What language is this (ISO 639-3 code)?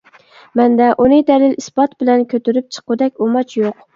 uig